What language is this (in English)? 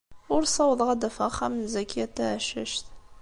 Kabyle